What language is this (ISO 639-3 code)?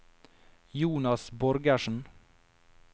nor